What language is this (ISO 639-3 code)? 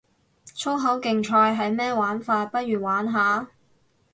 yue